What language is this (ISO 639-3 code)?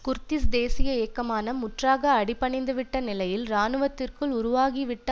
tam